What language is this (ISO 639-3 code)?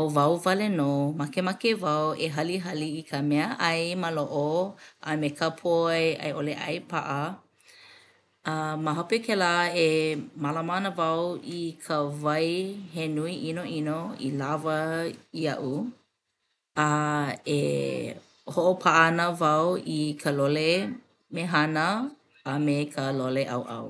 haw